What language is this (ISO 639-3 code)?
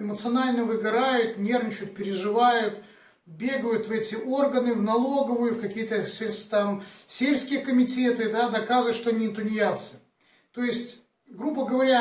rus